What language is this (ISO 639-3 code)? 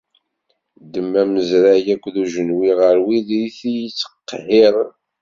kab